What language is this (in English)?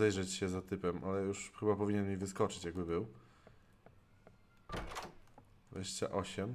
Polish